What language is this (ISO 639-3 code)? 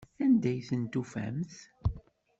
kab